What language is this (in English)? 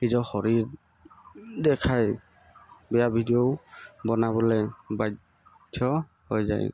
Assamese